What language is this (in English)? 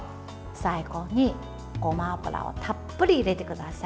Japanese